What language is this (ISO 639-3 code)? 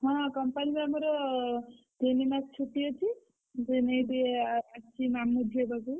ori